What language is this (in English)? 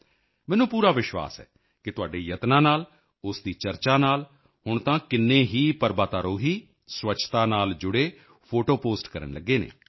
Punjabi